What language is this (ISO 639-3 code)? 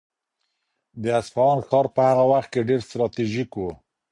pus